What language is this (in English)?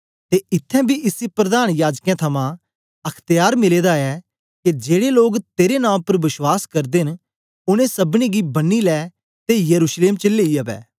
Dogri